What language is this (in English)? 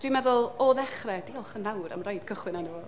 Welsh